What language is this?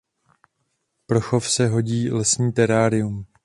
Czech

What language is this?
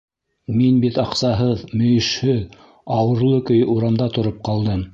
Bashkir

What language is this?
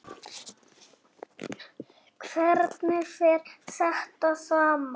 Icelandic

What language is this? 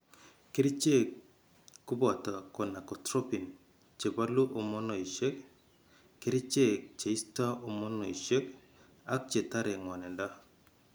Kalenjin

